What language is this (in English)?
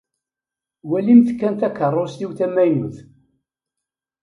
Kabyle